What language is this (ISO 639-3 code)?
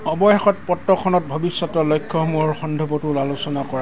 asm